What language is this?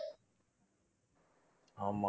Tamil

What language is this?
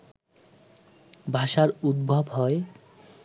Bangla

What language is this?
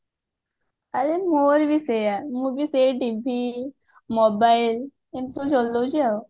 Odia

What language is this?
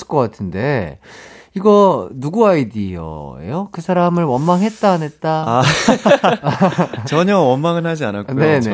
Korean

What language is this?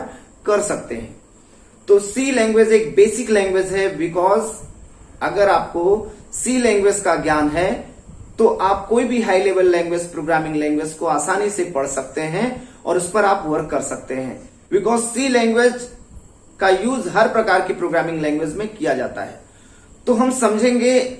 Hindi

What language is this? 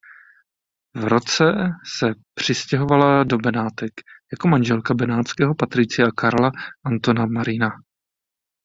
Czech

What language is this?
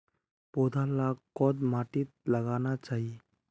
Magahi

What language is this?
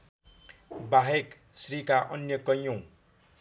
Nepali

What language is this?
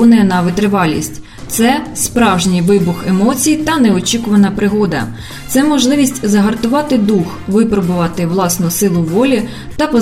Ukrainian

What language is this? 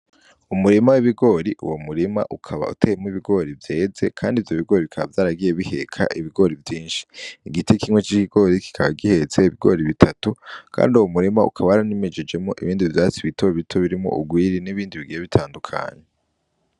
Rundi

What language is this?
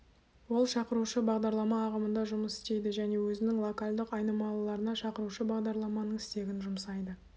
Kazakh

